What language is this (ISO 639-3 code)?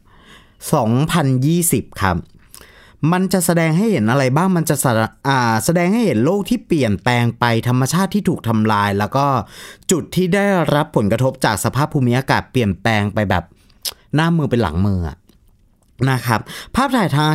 tha